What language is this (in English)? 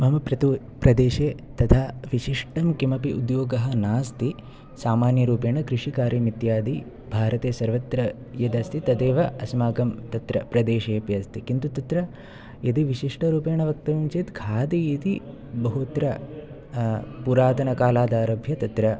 Sanskrit